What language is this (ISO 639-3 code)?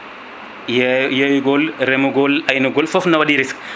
ful